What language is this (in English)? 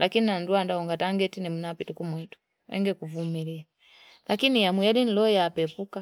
Fipa